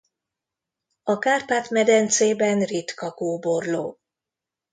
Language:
Hungarian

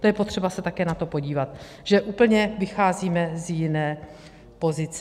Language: Czech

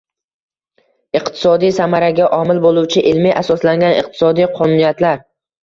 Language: Uzbek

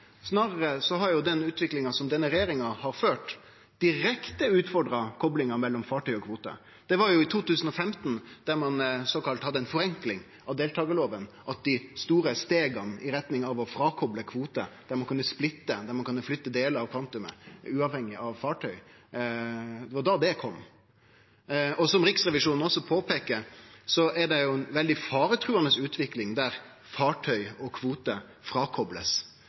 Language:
Norwegian Nynorsk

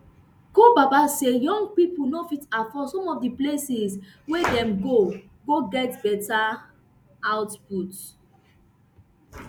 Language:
Nigerian Pidgin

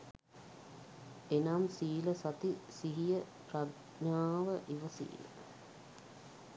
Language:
Sinhala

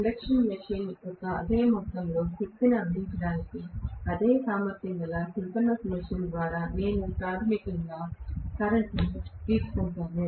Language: Telugu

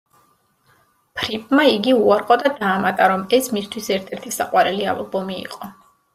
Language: Georgian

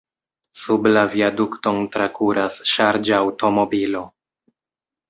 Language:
Esperanto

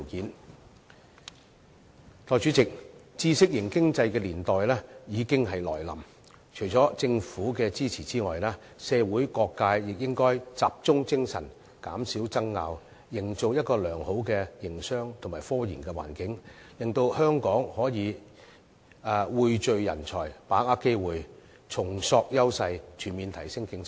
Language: Cantonese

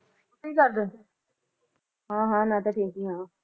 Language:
Punjabi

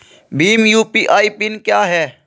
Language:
Hindi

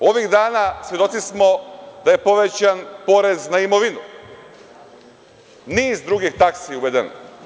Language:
Serbian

